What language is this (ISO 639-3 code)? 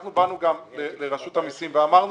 heb